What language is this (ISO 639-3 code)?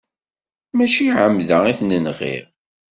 kab